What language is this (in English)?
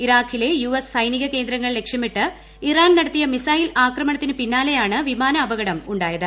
Malayalam